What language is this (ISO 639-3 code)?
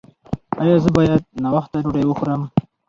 pus